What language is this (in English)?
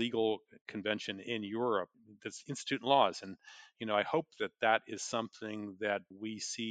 English